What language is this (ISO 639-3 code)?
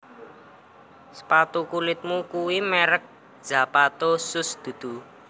jav